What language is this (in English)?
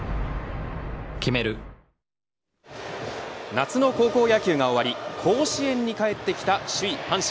Japanese